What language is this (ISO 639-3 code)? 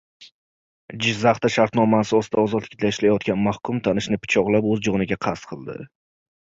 uzb